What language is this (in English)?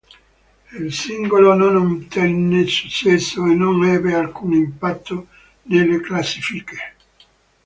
Italian